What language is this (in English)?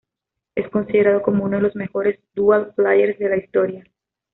Spanish